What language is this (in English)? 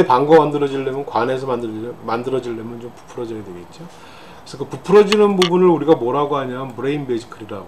Korean